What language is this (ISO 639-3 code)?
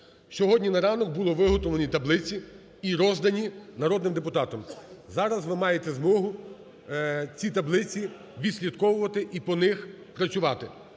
ukr